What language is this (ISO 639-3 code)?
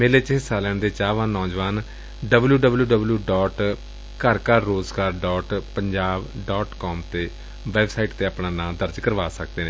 pan